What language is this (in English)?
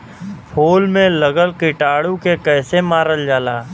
Bhojpuri